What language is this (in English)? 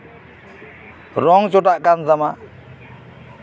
Santali